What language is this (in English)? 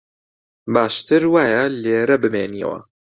Central Kurdish